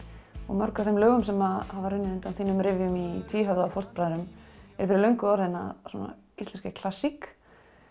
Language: Icelandic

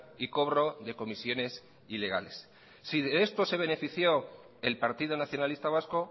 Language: Spanish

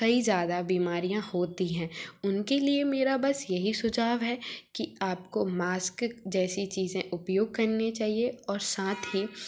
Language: Hindi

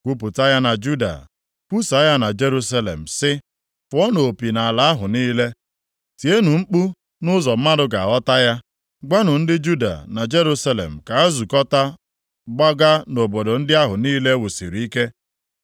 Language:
Igbo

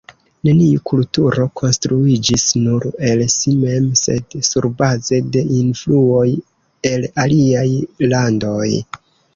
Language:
Esperanto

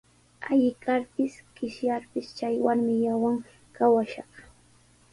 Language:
Sihuas Ancash Quechua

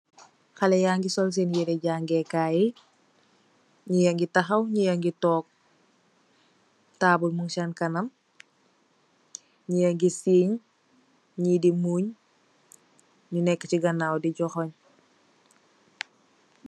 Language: Wolof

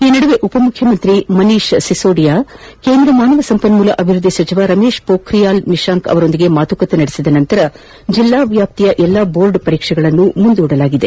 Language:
Kannada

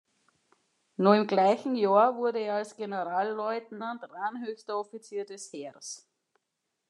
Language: German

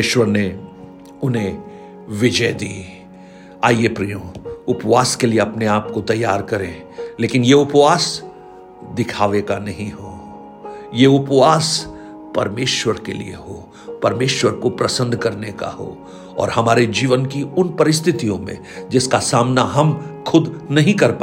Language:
Hindi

